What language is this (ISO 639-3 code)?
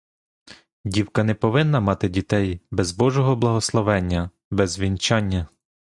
ukr